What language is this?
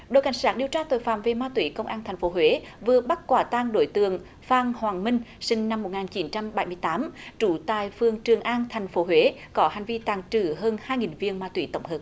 Vietnamese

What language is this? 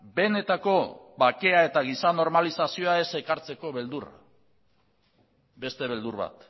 Basque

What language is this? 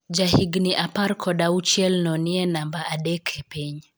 Luo (Kenya and Tanzania)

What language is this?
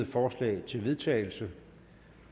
Danish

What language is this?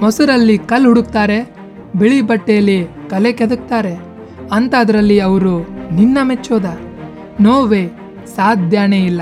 Kannada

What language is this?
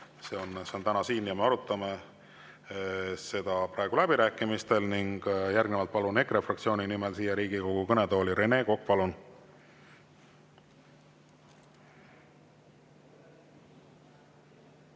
Estonian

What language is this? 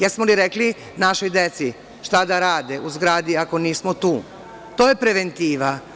Serbian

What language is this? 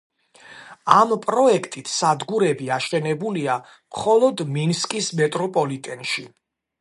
Georgian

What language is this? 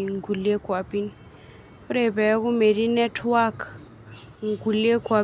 Masai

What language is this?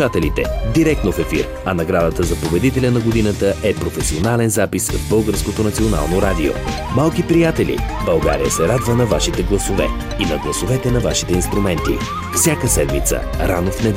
Bulgarian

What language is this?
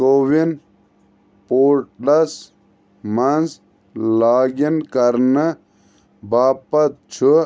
Kashmiri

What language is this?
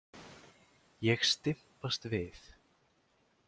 Icelandic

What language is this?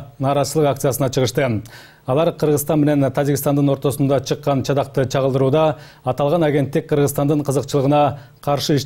Turkish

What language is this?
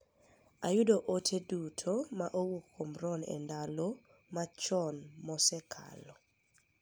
Luo (Kenya and Tanzania)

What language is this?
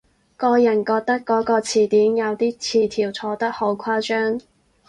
Cantonese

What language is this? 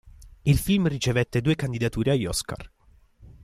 Italian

